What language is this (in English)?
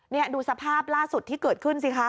Thai